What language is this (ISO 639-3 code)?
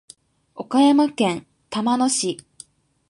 jpn